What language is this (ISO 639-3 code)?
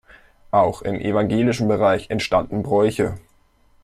deu